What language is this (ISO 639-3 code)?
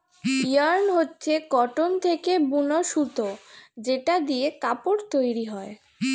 ben